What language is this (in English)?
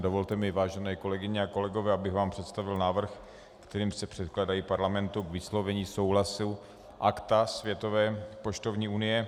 Czech